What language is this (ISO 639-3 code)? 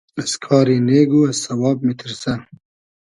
haz